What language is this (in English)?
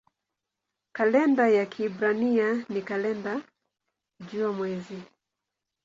Swahili